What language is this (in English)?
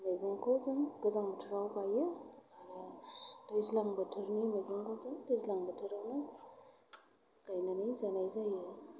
Bodo